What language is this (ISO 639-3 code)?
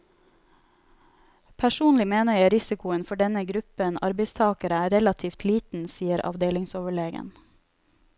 nor